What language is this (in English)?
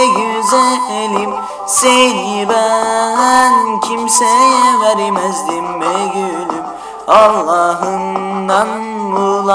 Turkish